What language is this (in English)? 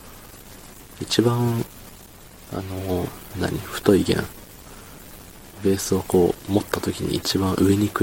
Japanese